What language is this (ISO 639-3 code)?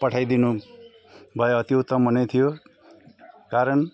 nep